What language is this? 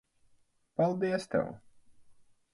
Latvian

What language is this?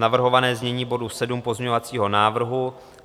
Czech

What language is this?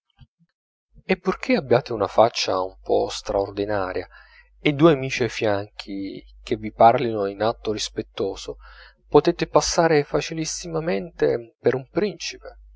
Italian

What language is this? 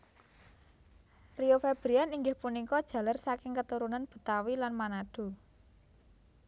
Javanese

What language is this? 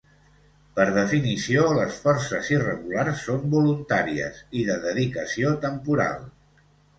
Catalan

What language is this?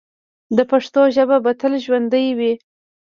Pashto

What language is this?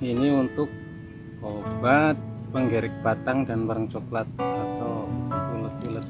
Indonesian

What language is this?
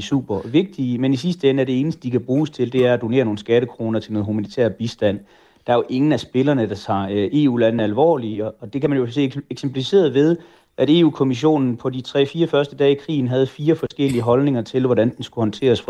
Danish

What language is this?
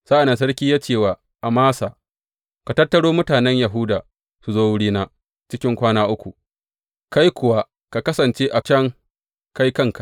Hausa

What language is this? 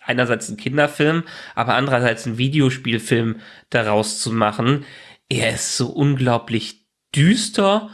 German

